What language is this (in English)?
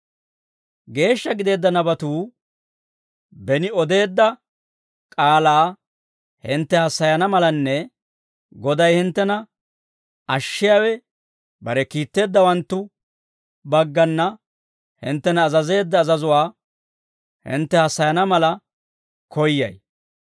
Dawro